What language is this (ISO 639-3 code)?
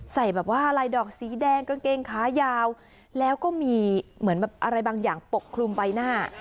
tha